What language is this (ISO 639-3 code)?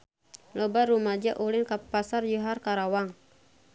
sun